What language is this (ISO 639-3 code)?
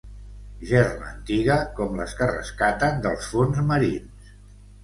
cat